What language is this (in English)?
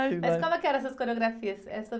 Portuguese